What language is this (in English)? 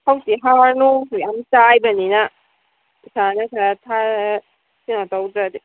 Manipuri